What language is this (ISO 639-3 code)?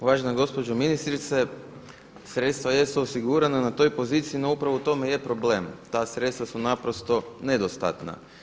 hrv